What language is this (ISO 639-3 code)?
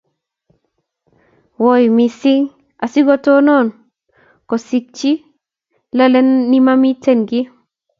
kln